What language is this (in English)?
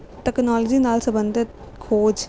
Punjabi